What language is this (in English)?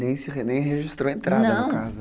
Portuguese